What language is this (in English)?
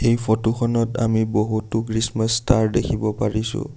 Assamese